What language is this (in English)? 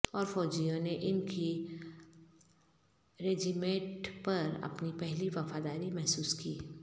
Urdu